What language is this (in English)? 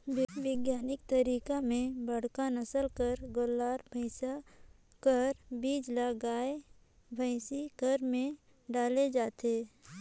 Chhattisgarhi